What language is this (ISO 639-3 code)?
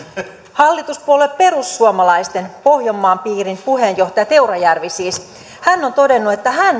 fin